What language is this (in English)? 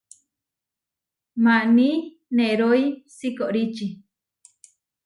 Huarijio